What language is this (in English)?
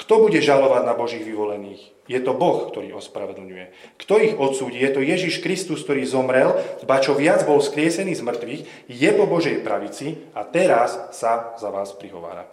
Slovak